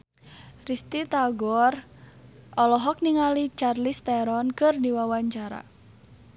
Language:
Sundanese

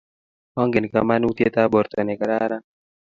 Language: Kalenjin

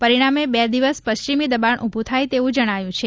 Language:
Gujarati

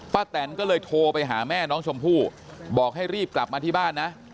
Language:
Thai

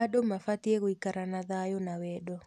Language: Kikuyu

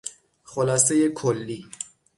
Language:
Persian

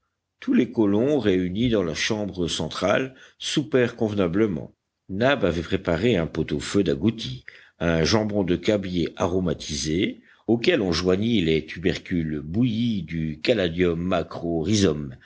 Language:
French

